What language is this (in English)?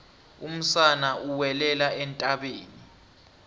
South Ndebele